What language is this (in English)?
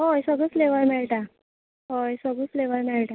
Konkani